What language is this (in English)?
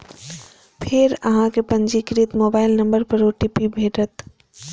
Maithili